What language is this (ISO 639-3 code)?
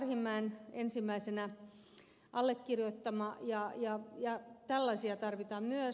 fin